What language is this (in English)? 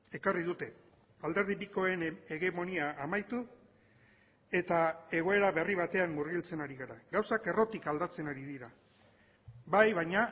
Basque